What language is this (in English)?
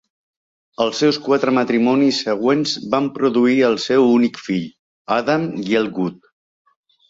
Catalan